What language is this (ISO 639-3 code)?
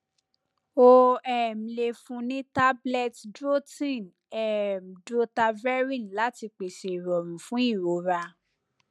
yor